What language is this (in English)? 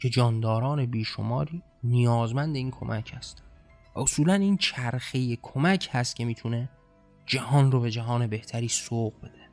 Persian